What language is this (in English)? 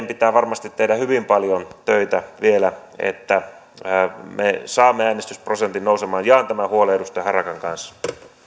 Finnish